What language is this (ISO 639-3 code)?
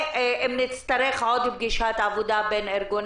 heb